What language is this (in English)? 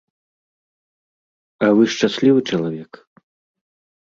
Belarusian